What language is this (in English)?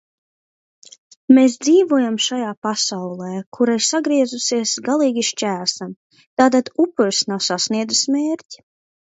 Latvian